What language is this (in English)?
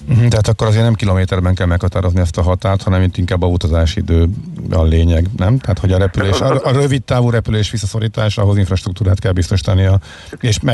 Hungarian